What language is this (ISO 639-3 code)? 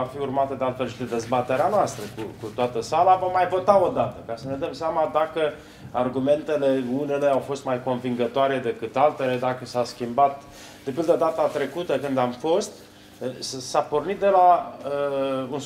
ron